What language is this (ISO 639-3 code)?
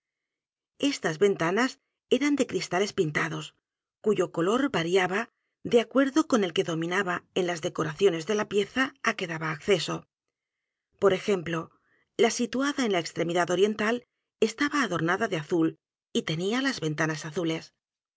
spa